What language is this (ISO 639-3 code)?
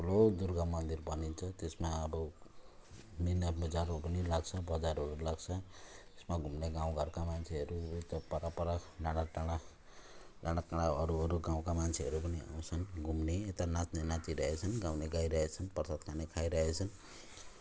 nep